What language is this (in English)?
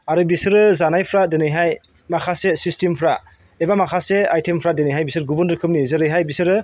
Bodo